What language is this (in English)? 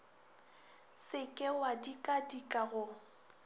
Northern Sotho